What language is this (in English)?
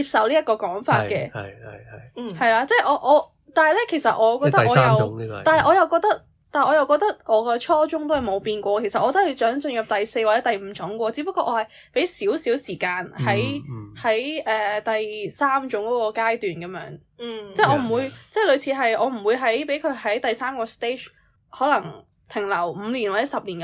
Chinese